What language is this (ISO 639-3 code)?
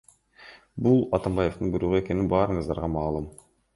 kir